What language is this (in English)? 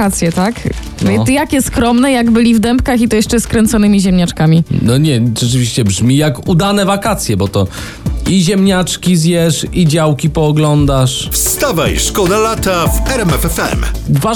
Polish